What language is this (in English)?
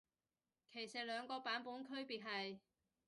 Cantonese